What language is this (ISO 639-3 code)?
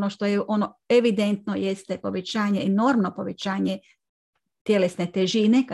hrv